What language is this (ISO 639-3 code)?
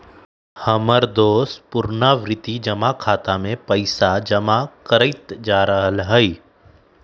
mag